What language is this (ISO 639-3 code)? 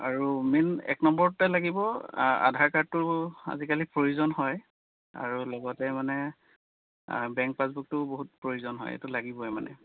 asm